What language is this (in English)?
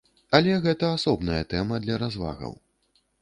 Belarusian